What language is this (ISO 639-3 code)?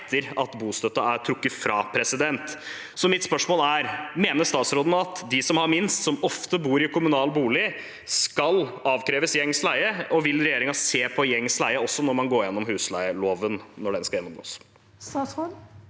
nor